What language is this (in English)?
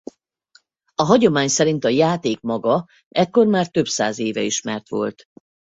Hungarian